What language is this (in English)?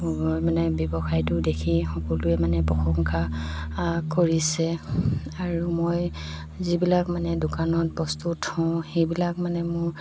Assamese